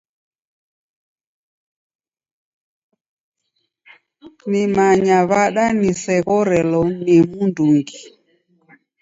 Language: Taita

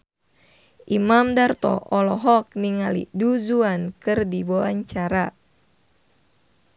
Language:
Sundanese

